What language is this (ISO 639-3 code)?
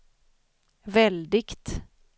swe